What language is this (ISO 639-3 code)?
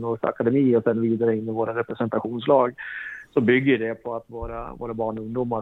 swe